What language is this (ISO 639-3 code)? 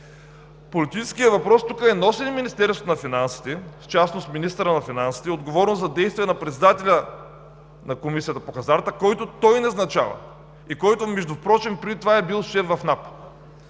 bul